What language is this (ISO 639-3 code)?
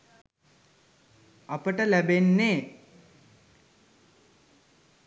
sin